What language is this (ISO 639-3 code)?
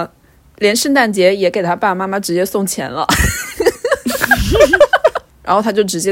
zho